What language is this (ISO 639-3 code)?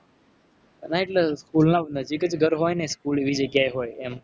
guj